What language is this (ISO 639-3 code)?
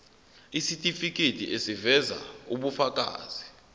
zul